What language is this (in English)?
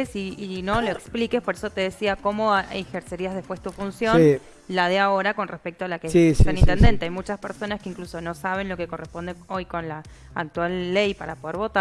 Spanish